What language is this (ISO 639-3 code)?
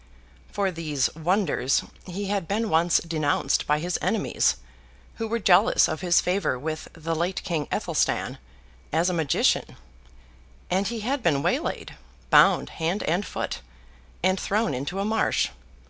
eng